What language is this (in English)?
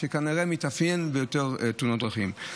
Hebrew